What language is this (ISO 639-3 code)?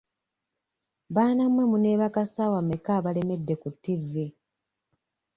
lug